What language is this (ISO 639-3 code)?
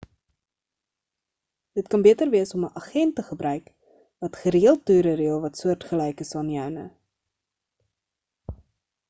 afr